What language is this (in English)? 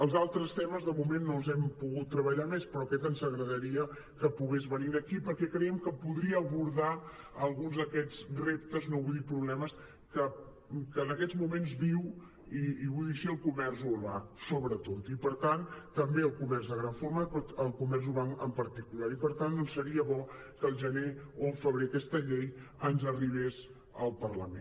Catalan